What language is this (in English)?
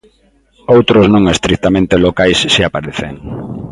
Galician